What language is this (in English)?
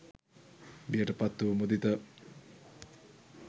Sinhala